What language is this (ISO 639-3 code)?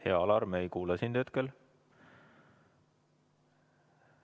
est